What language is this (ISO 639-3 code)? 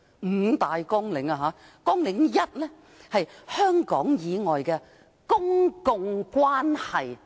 yue